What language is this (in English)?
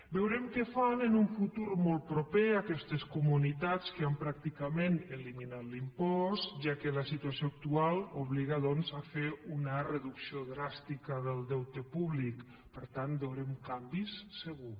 Catalan